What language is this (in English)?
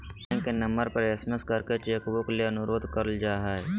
Magahi